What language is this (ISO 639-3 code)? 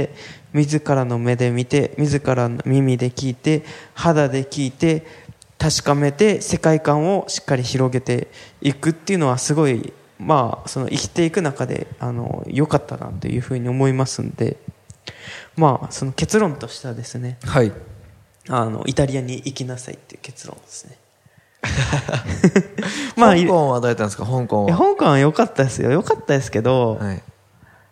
jpn